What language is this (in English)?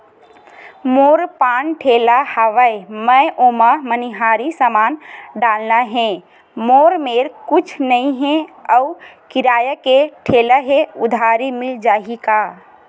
Chhattisgarhi